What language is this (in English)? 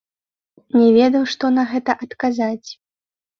Belarusian